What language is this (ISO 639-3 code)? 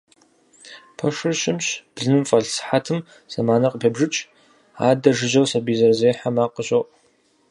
kbd